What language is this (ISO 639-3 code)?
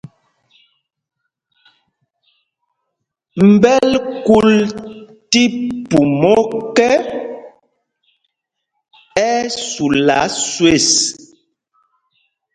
mgg